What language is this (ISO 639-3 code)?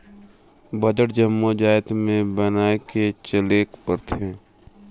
hne